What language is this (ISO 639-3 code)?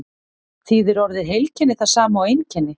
isl